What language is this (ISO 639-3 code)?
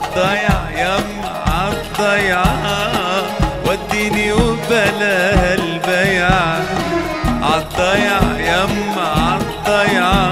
ara